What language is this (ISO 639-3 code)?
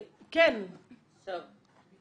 heb